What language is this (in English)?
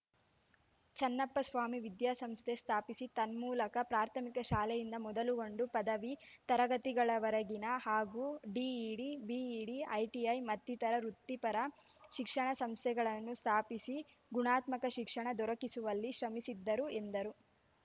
Kannada